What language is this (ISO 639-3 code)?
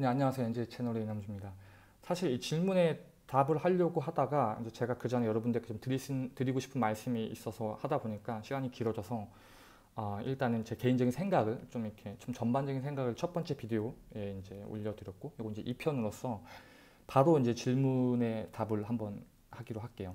kor